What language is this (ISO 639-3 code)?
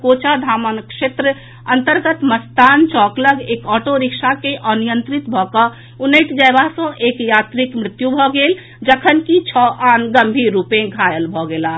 mai